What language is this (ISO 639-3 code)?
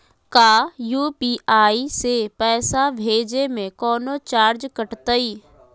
mag